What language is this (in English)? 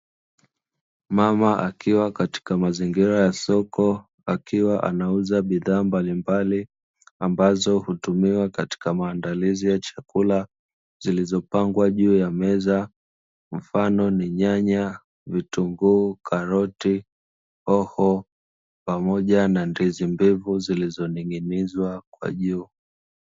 Swahili